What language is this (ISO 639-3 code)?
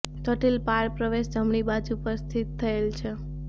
guj